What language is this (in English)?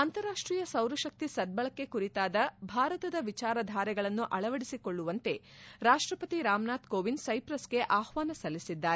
Kannada